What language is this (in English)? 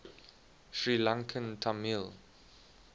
English